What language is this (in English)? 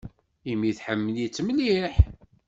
Kabyle